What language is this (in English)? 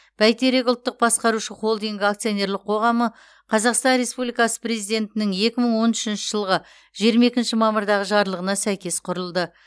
Kazakh